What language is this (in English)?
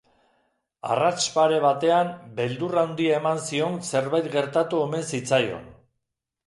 Basque